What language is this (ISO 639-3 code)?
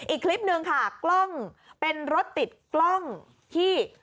tha